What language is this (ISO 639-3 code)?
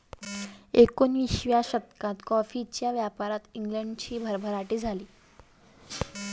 mar